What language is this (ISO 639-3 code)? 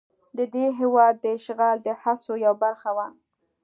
pus